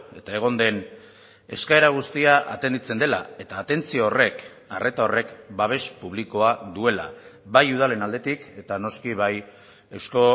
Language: Basque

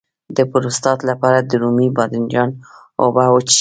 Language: Pashto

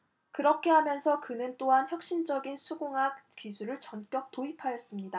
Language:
Korean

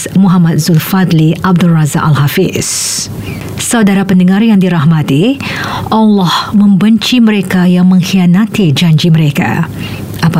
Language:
Malay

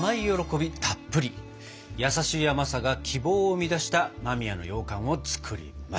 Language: Japanese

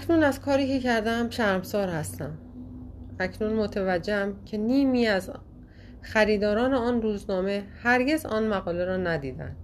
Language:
Persian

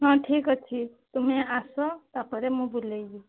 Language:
Odia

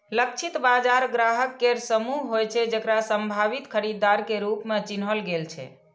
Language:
Maithili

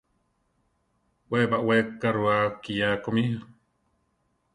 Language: Central Tarahumara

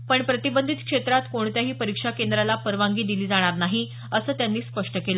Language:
Marathi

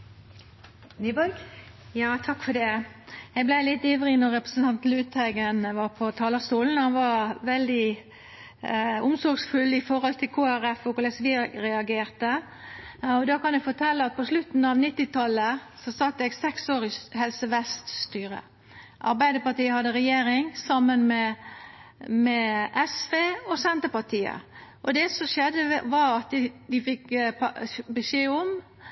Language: Norwegian Nynorsk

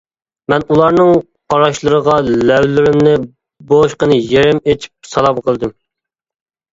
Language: Uyghur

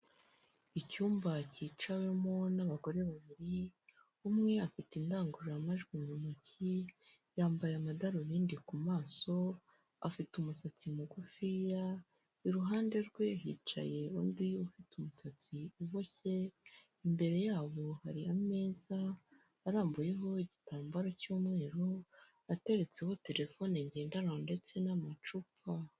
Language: Kinyarwanda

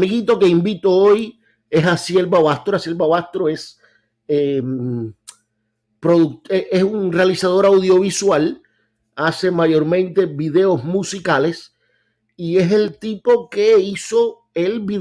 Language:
Spanish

